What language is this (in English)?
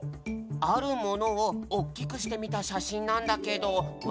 Japanese